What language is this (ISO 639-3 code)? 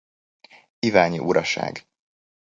hun